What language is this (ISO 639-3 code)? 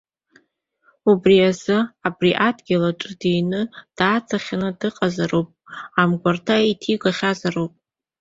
abk